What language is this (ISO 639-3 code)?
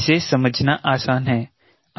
hin